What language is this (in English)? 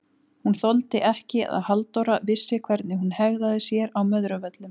Icelandic